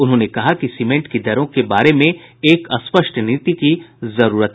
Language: Hindi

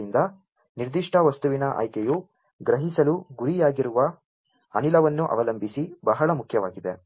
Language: Kannada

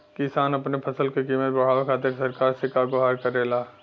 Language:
Bhojpuri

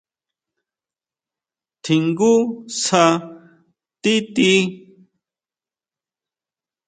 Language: Huautla Mazatec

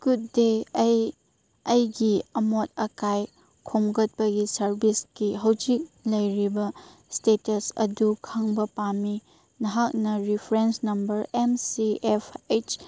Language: Manipuri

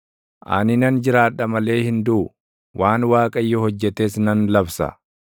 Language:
Oromo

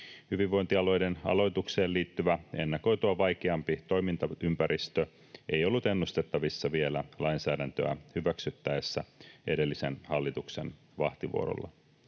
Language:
Finnish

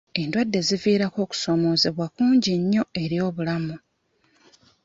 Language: Ganda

